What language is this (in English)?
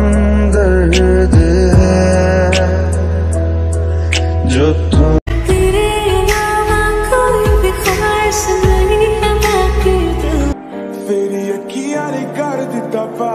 Romanian